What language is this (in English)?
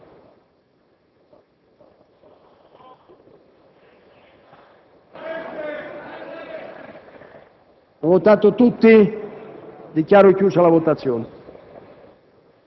Italian